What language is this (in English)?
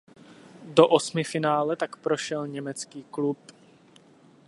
Czech